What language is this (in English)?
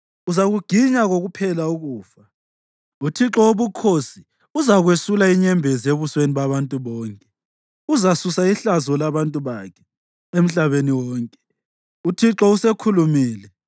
North Ndebele